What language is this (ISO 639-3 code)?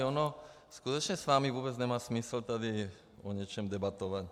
ces